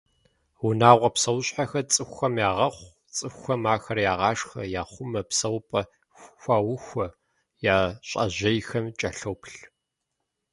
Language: Kabardian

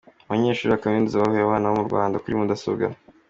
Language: Kinyarwanda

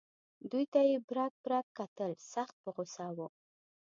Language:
Pashto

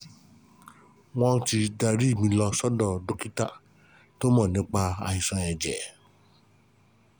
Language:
Yoruba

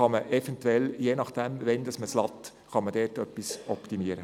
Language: Swiss German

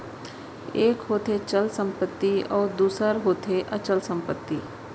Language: Chhattisgarhi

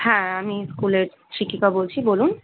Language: Bangla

